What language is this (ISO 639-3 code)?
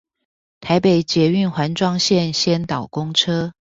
zho